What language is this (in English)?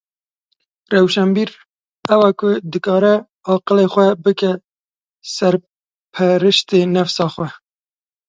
Kurdish